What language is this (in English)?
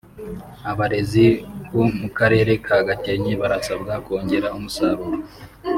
Kinyarwanda